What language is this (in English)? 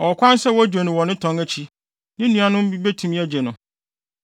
Akan